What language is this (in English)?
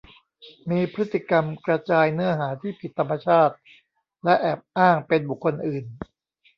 Thai